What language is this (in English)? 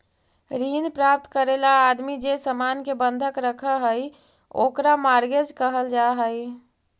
Magahi